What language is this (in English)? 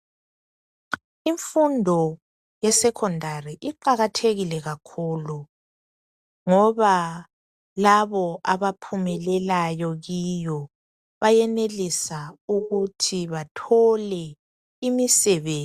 North Ndebele